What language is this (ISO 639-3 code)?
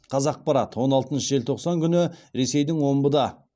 kaz